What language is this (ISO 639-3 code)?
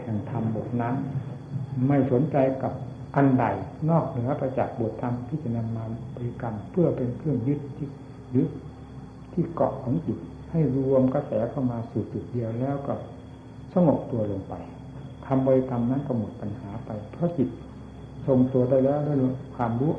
tha